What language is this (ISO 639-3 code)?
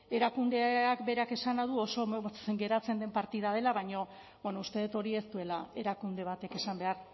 eus